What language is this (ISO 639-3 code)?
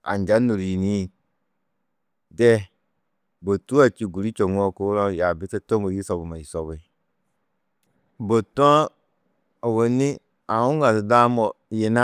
tuq